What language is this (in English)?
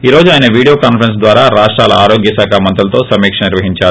Telugu